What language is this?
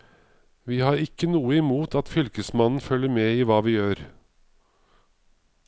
Norwegian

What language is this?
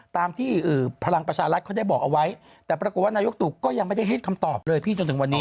Thai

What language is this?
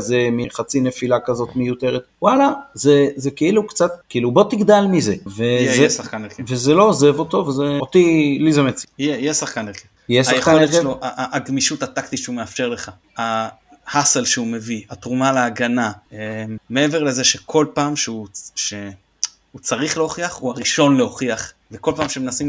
Hebrew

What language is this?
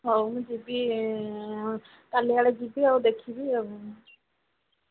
Odia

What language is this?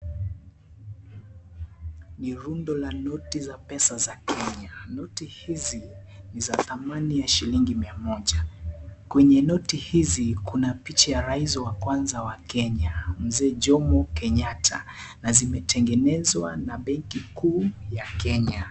Swahili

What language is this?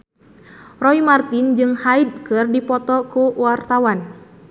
Sundanese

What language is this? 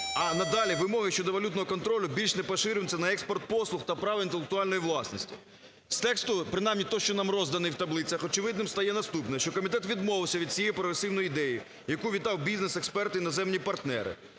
Ukrainian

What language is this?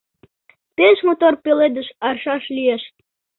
Mari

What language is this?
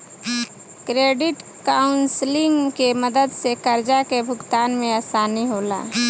Bhojpuri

